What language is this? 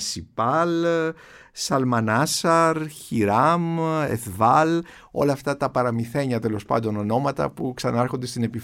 Greek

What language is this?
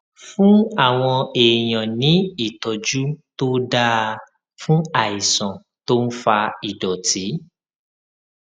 Yoruba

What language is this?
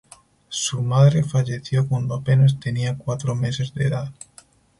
Spanish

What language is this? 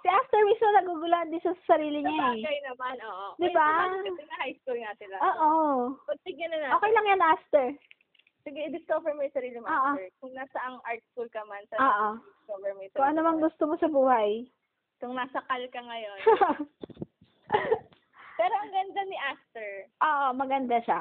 Filipino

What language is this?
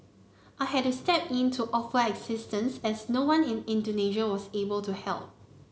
English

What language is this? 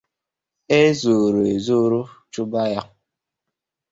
Igbo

